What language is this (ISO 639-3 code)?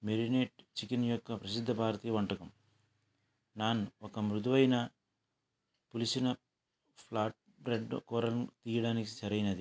tel